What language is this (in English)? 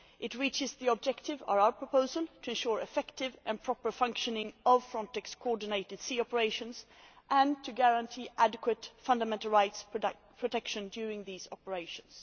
English